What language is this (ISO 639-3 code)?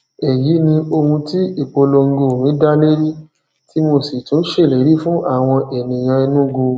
yor